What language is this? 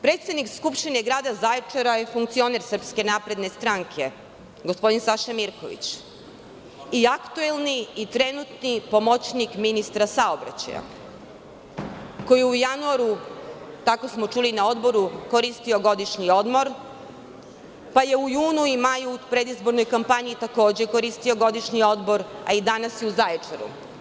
Serbian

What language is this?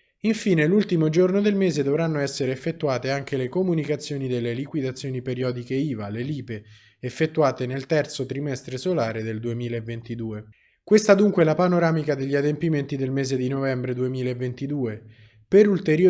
Italian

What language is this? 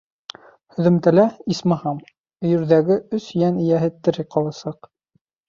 Bashkir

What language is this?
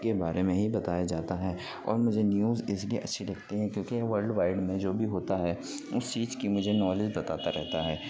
Urdu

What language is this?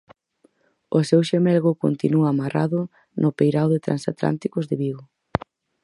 Galician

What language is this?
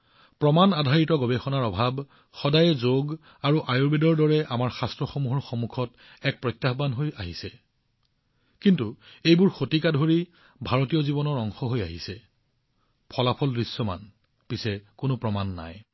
Assamese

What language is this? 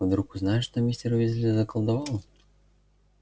Russian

